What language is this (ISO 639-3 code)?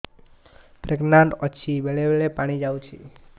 ori